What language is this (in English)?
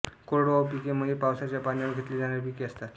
Marathi